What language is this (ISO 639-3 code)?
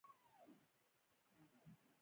pus